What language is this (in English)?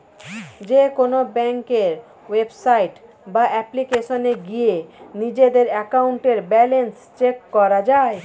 Bangla